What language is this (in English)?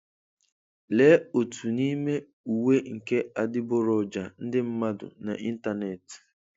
Igbo